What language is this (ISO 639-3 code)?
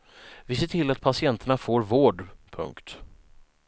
swe